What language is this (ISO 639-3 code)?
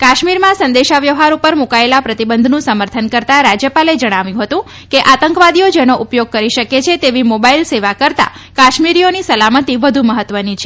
guj